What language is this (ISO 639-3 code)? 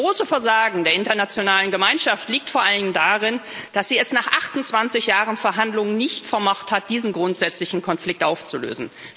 deu